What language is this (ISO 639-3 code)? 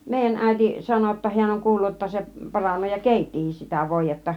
fin